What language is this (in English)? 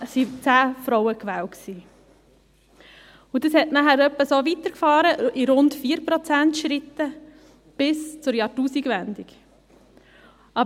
Swiss German